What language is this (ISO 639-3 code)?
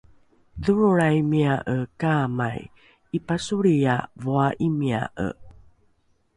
dru